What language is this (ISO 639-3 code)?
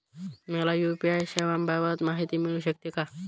mar